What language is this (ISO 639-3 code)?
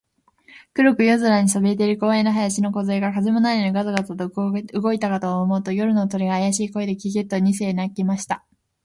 jpn